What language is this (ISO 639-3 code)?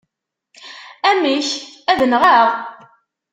kab